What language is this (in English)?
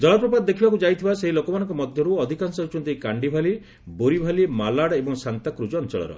Odia